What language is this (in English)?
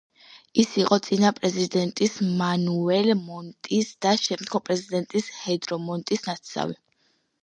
Georgian